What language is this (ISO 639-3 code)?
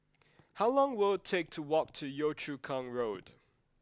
eng